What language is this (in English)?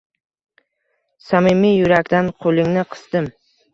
Uzbek